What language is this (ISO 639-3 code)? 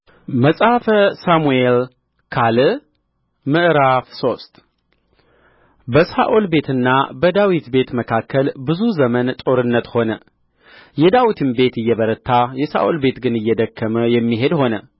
amh